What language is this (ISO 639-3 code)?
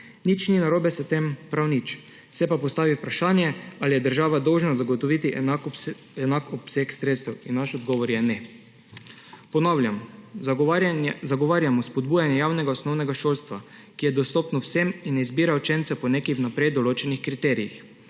slv